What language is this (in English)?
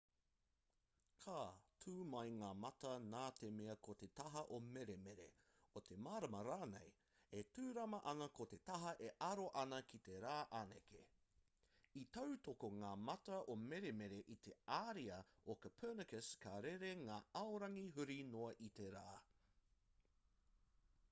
Māori